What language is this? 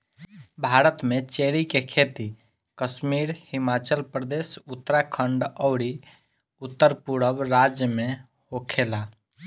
Bhojpuri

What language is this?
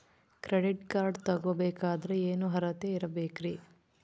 Kannada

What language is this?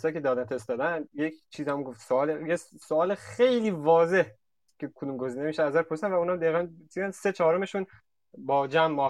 Persian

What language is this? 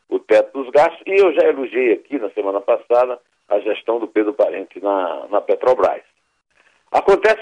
Portuguese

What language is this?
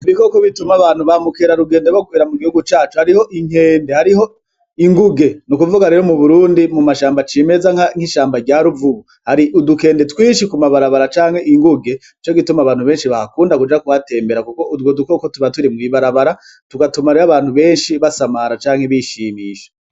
Rundi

